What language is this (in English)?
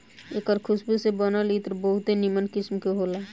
Bhojpuri